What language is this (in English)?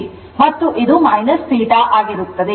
Kannada